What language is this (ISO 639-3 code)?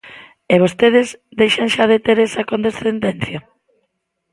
glg